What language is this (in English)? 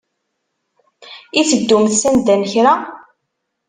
Kabyle